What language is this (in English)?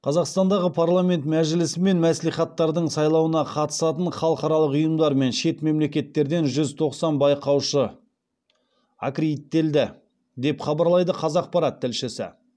Kazakh